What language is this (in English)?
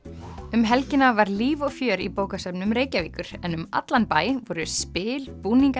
Icelandic